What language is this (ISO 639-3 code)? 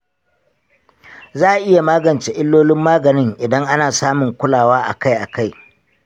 hau